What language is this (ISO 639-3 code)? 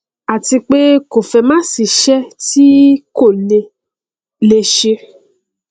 yor